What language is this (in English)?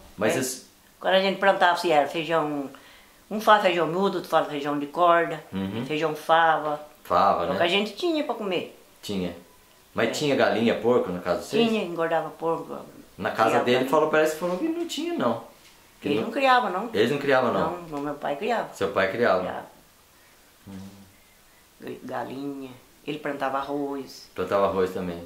Portuguese